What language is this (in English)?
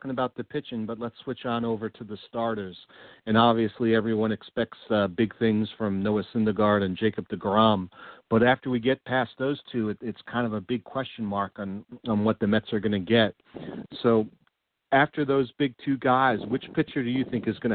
English